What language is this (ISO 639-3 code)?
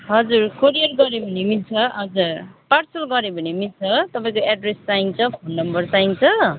nep